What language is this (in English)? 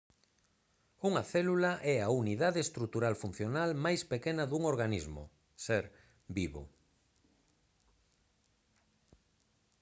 Galician